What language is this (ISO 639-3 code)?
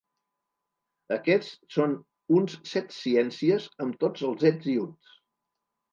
cat